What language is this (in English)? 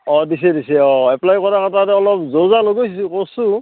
Assamese